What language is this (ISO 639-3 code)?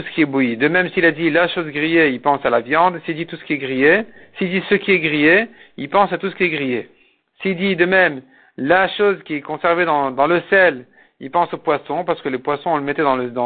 fra